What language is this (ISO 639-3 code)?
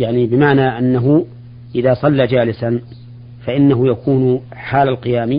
ara